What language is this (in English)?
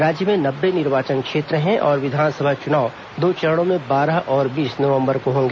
Hindi